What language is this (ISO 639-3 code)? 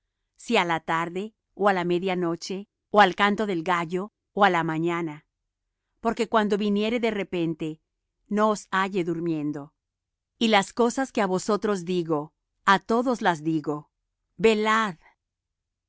spa